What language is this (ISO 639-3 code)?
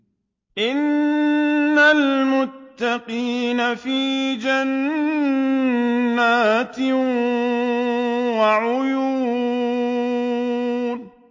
ara